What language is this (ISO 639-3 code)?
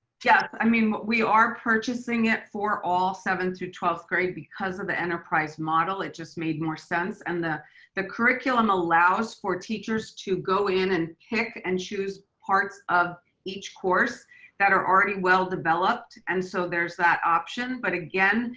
eng